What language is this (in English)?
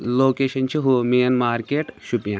Kashmiri